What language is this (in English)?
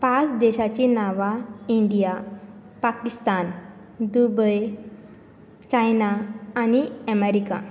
Konkani